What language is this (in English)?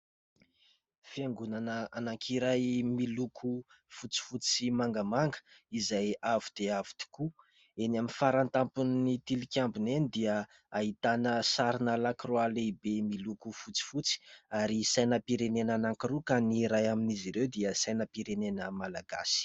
Malagasy